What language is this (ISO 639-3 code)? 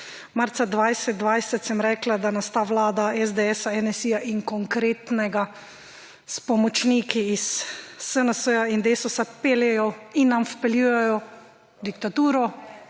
slv